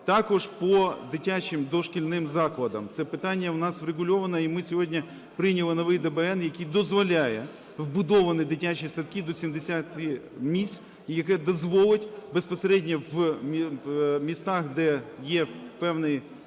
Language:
Ukrainian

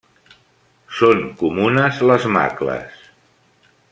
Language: Catalan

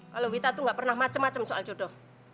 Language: Indonesian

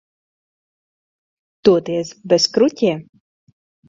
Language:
Latvian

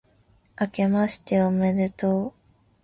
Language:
Japanese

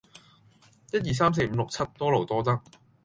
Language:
Cantonese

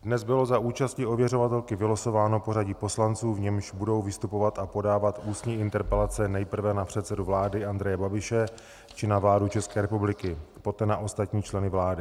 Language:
Czech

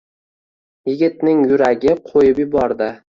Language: Uzbek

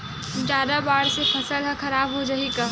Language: Chhattisgarhi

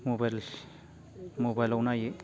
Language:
Bodo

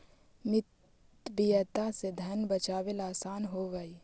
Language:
Magahi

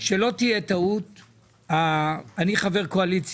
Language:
Hebrew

